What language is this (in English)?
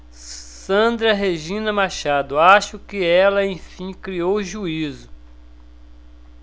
Portuguese